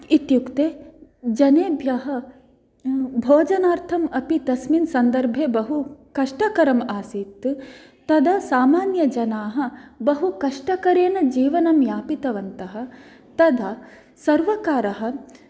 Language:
Sanskrit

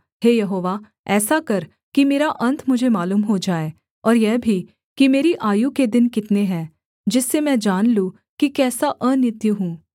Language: Hindi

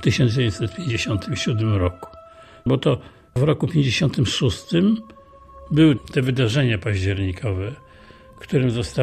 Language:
Polish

